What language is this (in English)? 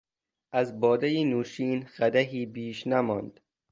Persian